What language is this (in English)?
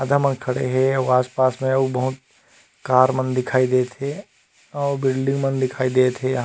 Chhattisgarhi